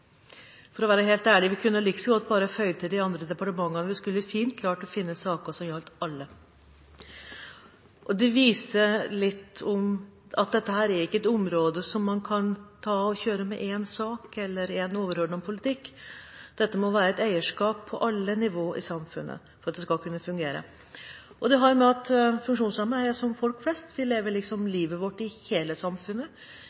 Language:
Norwegian Bokmål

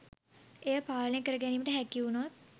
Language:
Sinhala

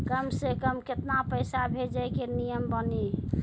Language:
Maithili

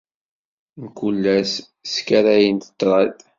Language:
Kabyle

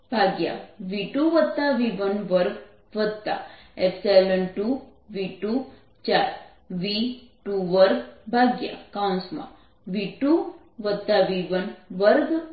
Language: Gujarati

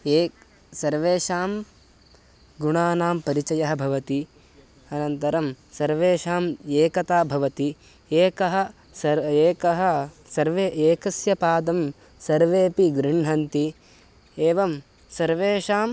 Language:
Sanskrit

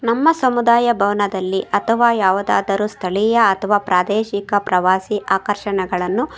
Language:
Kannada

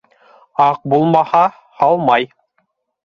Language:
Bashkir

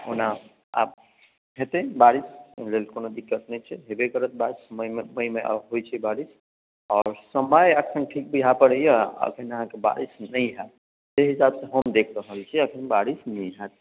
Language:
Maithili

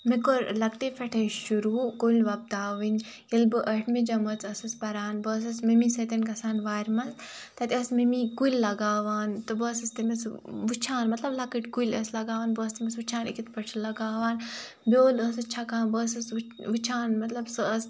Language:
Kashmiri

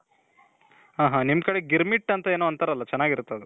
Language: Kannada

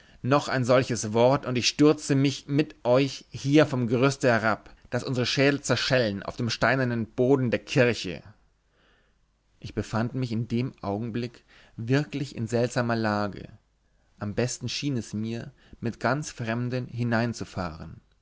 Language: German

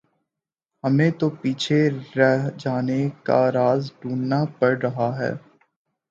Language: Urdu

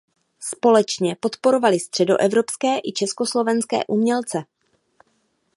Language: Czech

